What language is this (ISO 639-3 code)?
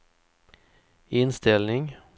swe